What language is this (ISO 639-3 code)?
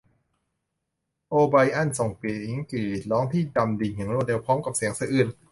tha